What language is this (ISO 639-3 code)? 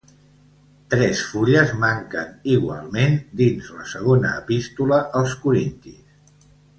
cat